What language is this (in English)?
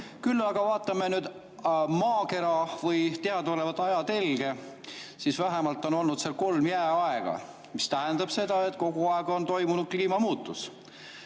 Estonian